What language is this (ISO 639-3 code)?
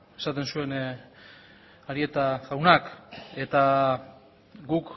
eus